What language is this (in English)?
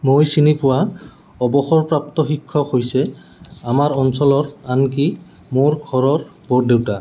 Assamese